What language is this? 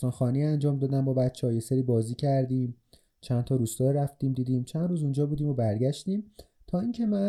Persian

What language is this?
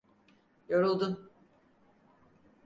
Turkish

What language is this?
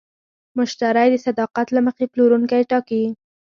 Pashto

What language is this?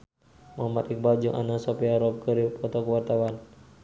Sundanese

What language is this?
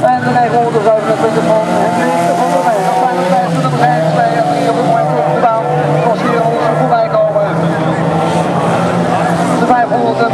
Dutch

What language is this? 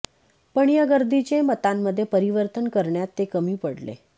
Marathi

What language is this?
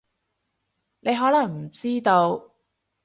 Cantonese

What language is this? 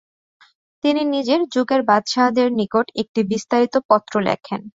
Bangla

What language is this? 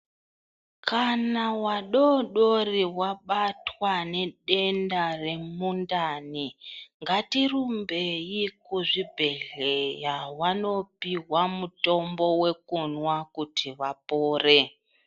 Ndau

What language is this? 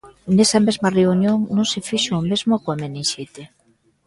Galician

